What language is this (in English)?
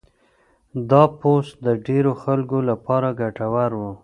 Pashto